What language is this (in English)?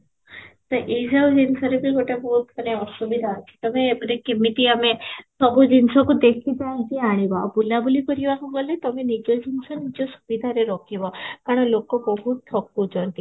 Odia